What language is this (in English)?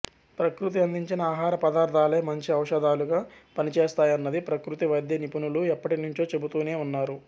Telugu